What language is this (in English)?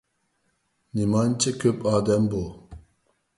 Uyghur